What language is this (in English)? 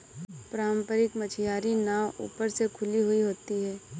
Hindi